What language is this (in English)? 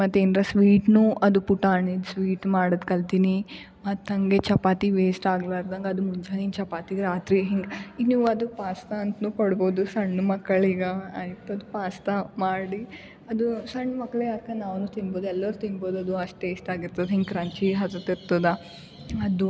Kannada